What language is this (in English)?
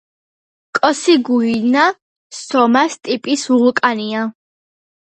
Georgian